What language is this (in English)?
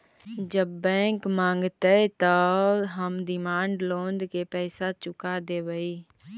Magahi